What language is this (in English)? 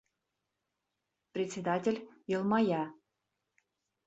Bashkir